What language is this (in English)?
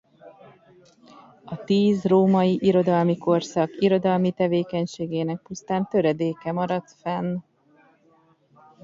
Hungarian